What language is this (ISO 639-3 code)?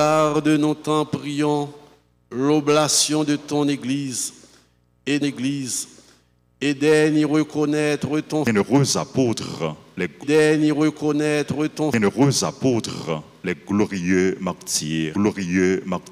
fra